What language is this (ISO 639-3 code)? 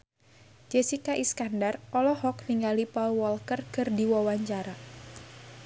sun